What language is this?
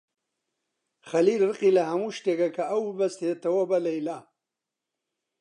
Central Kurdish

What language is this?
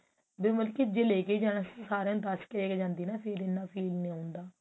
Punjabi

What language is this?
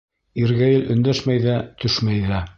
Bashkir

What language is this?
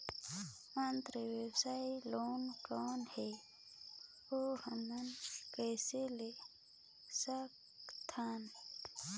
Chhattisgarhi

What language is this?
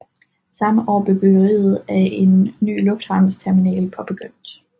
Danish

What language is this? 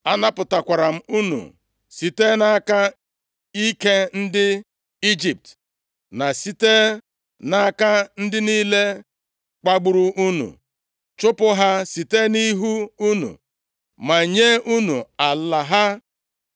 Igbo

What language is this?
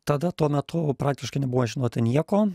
Lithuanian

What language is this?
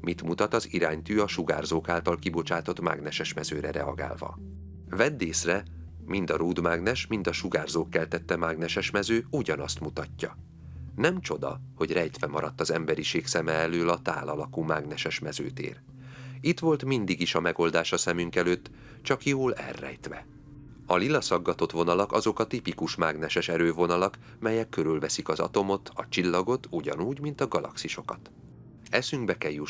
Hungarian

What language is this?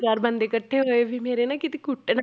Punjabi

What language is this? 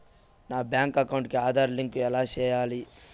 Telugu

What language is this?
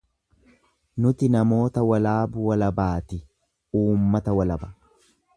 Oromo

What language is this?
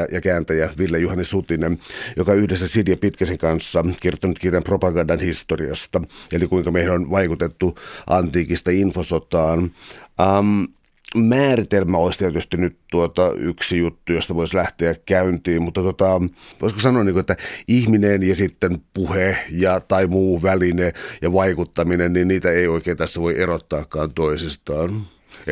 Finnish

